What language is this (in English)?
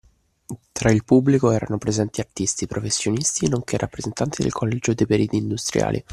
Italian